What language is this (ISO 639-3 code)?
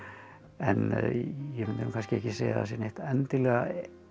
isl